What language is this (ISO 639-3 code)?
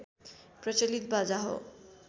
nep